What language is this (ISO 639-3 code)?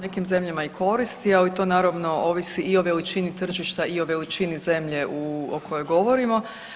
hrv